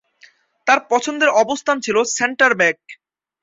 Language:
Bangla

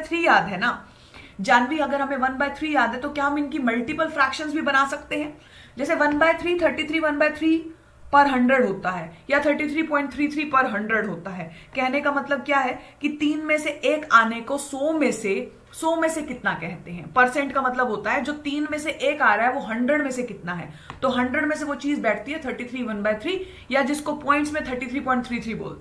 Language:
Hindi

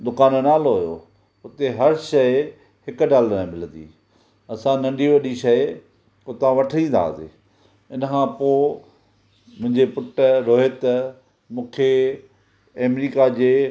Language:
Sindhi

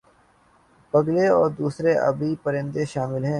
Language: Urdu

